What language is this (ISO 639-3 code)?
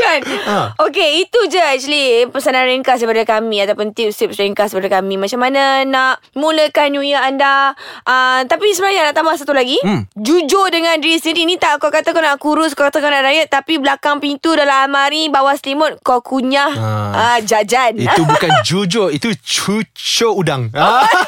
msa